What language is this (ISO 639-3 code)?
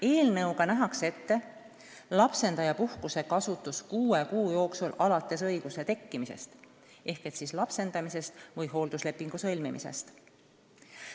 est